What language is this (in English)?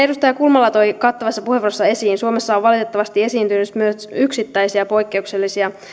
Finnish